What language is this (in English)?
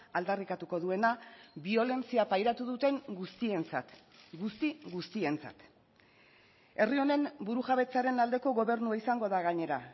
Basque